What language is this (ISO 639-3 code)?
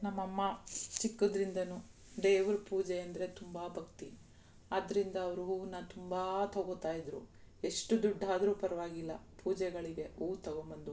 kan